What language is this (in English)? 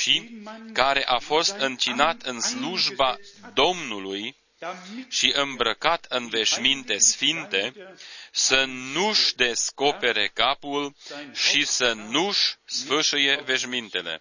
Romanian